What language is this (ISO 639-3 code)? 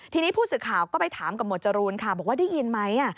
tha